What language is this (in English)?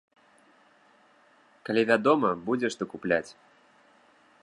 Belarusian